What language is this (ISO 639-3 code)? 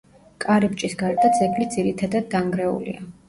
kat